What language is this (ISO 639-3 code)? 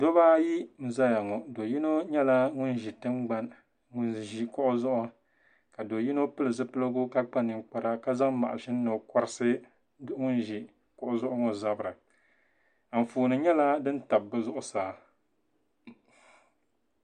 dag